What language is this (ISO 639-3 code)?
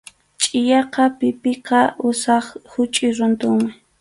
qxu